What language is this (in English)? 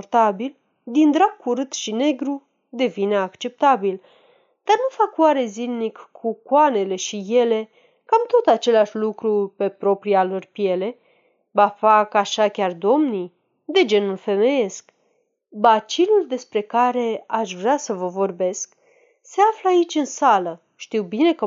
Romanian